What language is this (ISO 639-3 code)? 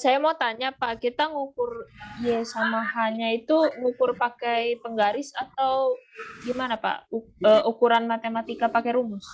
ind